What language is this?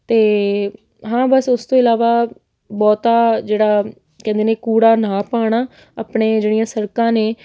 Punjabi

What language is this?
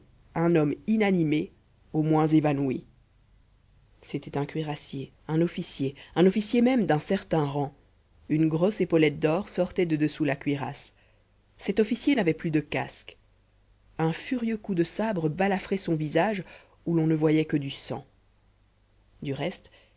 French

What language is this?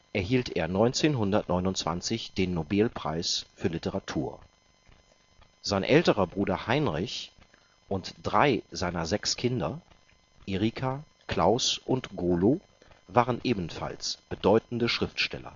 German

